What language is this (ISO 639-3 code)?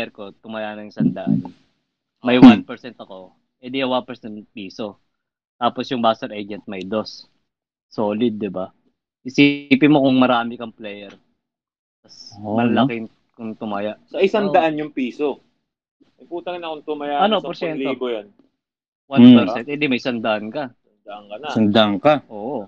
fil